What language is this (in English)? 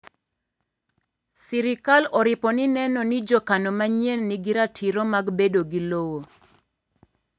Luo (Kenya and Tanzania)